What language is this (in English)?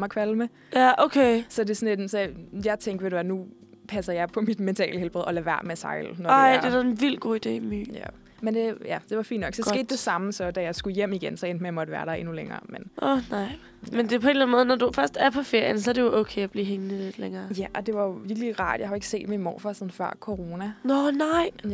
Danish